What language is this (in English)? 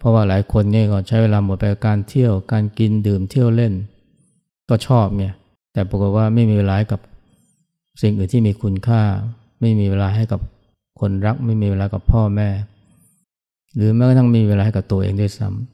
Thai